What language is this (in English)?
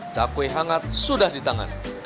Indonesian